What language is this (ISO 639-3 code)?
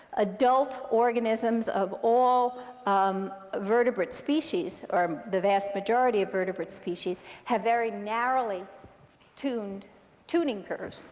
eng